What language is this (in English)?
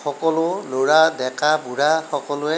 Assamese